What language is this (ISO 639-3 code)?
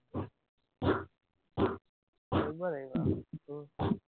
asm